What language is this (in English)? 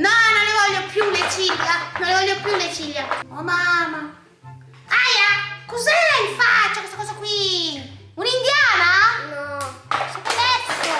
Italian